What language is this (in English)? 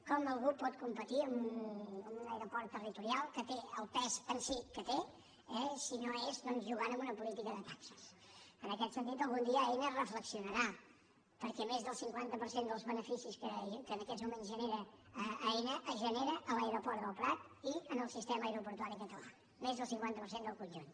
Catalan